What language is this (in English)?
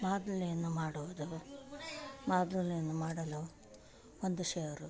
Kannada